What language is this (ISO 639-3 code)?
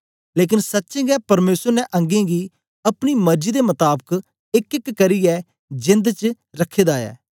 doi